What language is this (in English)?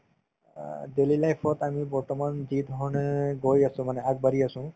Assamese